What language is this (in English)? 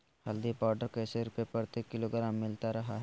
Magahi